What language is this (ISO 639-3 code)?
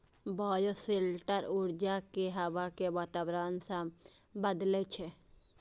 mai